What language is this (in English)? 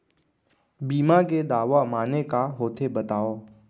Chhattisgarhi